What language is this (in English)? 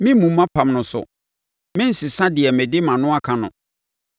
Akan